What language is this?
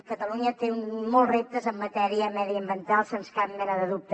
Catalan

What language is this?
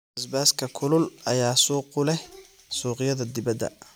Somali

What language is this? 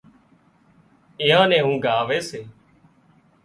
Wadiyara Koli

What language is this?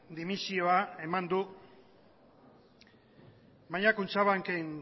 Basque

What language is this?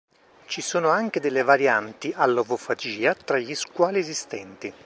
Italian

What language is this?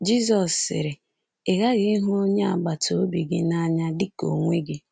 Igbo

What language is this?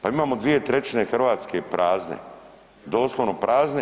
Croatian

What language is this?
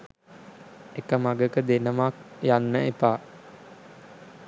Sinhala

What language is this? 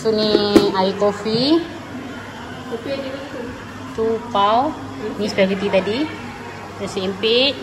Malay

